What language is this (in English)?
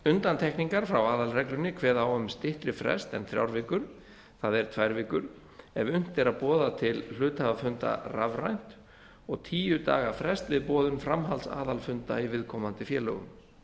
Icelandic